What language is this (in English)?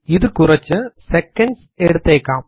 Malayalam